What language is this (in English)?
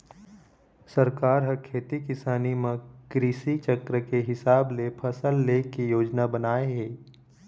Chhattisgarhi